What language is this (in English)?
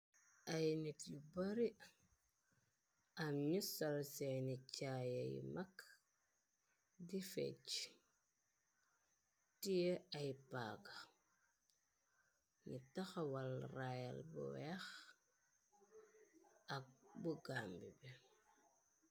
Wolof